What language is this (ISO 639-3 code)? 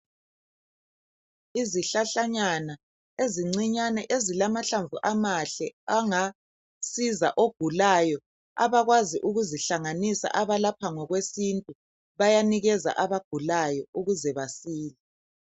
nde